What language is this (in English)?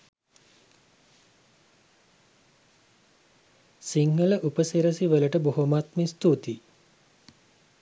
Sinhala